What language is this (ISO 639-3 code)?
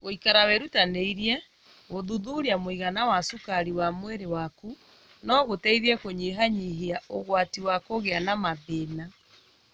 kik